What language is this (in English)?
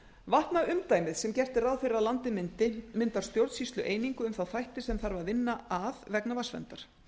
Icelandic